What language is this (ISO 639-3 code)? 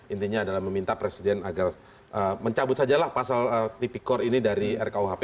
ind